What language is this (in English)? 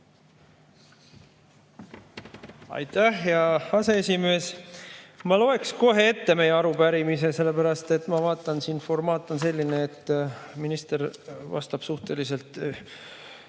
Estonian